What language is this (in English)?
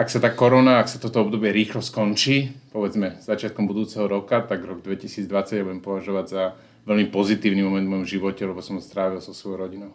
Slovak